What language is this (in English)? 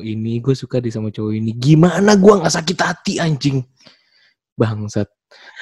Indonesian